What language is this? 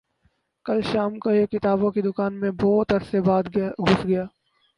Urdu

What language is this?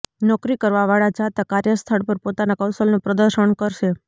Gujarati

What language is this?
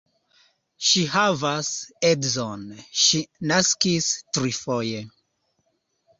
Esperanto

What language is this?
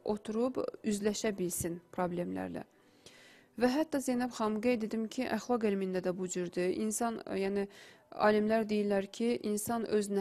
Turkish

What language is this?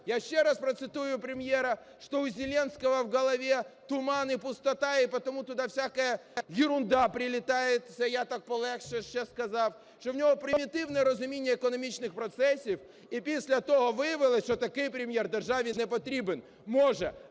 Ukrainian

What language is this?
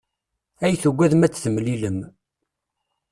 Kabyle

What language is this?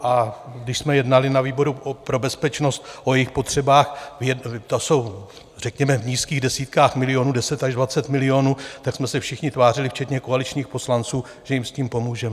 Czech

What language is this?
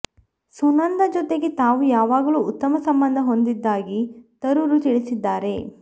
Kannada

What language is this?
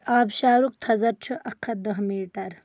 Kashmiri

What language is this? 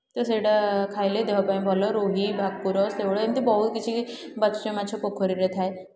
Odia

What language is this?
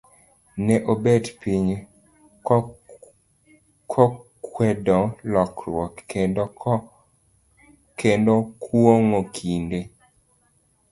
Luo (Kenya and Tanzania)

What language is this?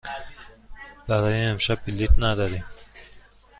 Persian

